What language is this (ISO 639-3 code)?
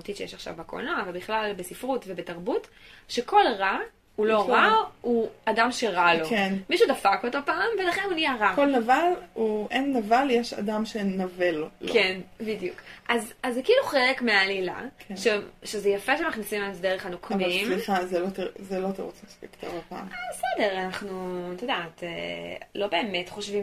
heb